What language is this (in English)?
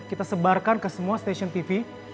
Indonesian